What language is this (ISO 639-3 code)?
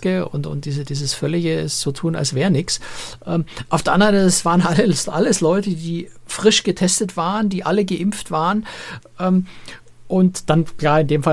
deu